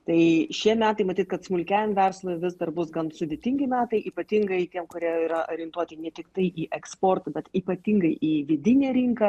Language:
Lithuanian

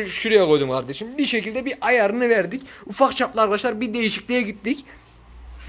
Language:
Turkish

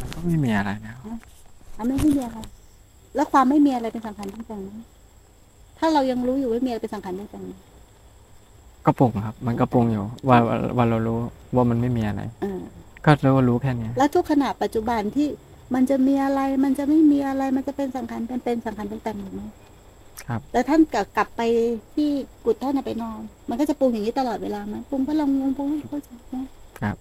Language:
Thai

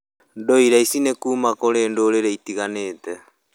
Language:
Kikuyu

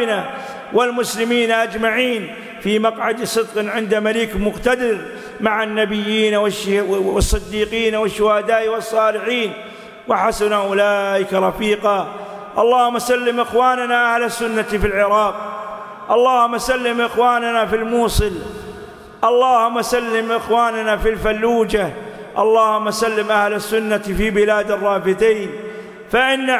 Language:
Arabic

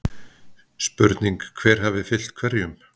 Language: Icelandic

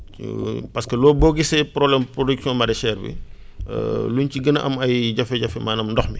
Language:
Wolof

